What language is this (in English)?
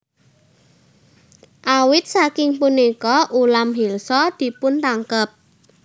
Javanese